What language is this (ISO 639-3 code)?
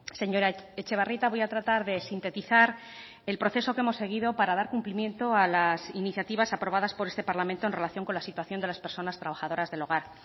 spa